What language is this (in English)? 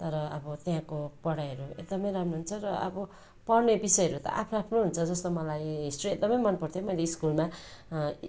Nepali